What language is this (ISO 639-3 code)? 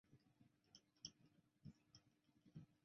zho